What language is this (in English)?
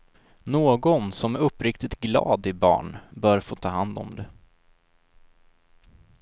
Swedish